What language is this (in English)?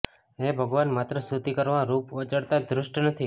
Gujarati